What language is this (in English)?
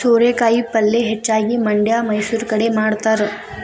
Kannada